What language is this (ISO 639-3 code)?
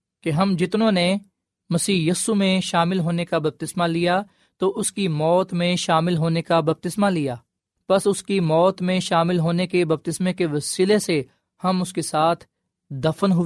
urd